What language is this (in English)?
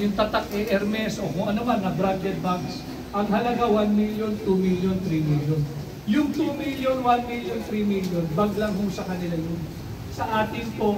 Filipino